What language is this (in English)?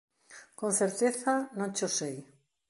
Galician